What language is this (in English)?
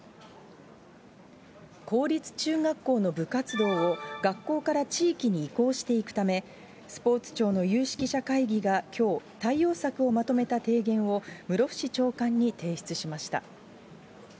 Japanese